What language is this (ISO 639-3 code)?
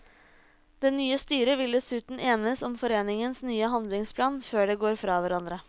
nor